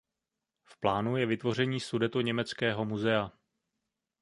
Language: Czech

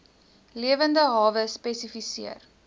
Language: Afrikaans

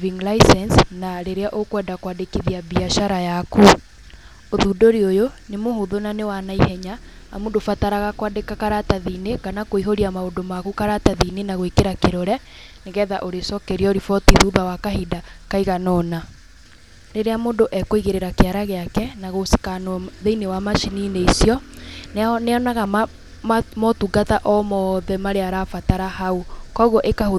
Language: Kikuyu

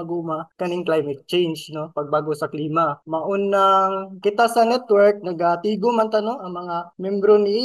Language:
Filipino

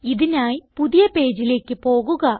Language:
Malayalam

